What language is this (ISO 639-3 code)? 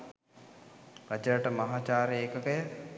sin